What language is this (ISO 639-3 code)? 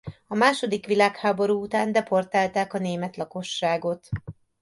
hun